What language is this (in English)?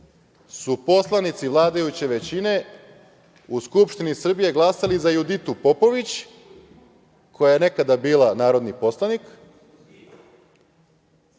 Serbian